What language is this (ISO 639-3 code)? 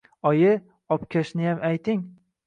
uzb